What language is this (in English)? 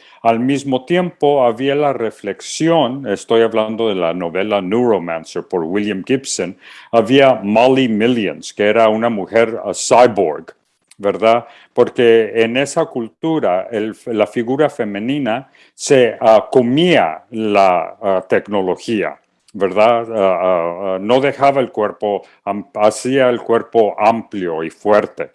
Spanish